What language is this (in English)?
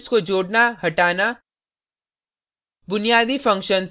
Hindi